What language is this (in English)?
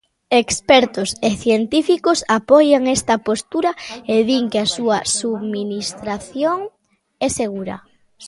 Galician